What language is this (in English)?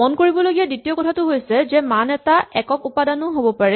Assamese